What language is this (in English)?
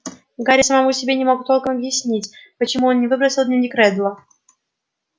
Russian